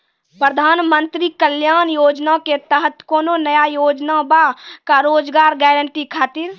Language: Maithili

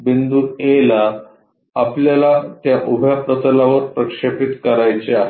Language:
Marathi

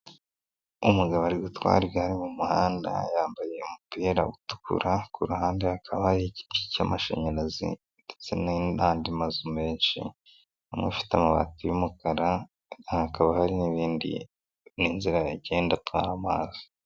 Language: Kinyarwanda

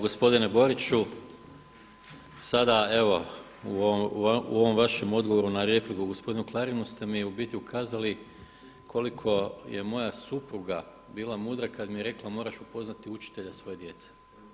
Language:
Croatian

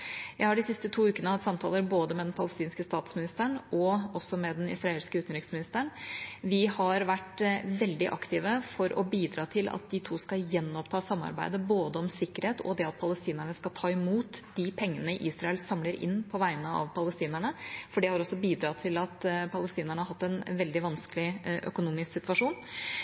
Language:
Norwegian Bokmål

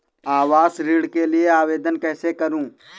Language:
Hindi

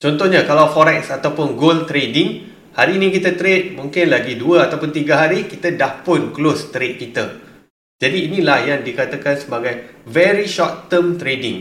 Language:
Malay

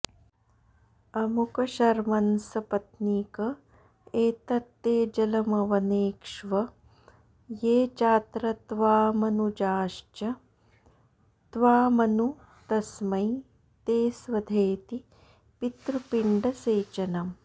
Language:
Sanskrit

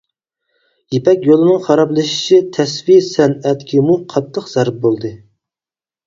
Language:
Uyghur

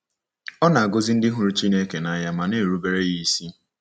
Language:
Igbo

